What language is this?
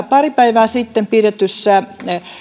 Finnish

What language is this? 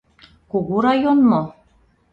Mari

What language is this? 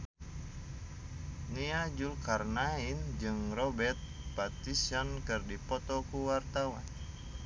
Sundanese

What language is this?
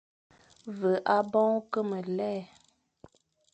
Fang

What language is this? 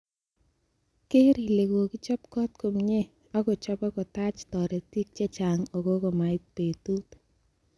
Kalenjin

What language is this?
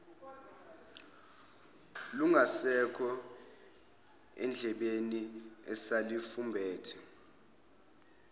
Zulu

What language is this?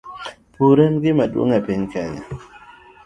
Luo (Kenya and Tanzania)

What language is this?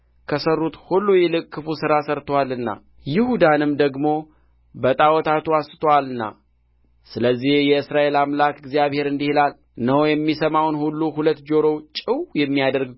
Amharic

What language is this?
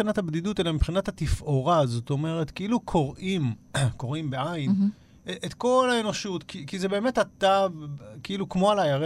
Hebrew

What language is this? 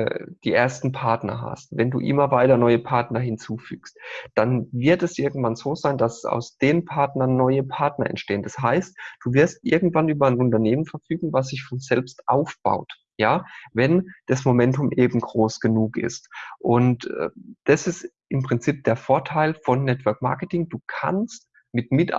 German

